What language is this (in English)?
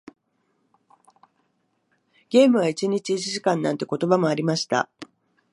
Japanese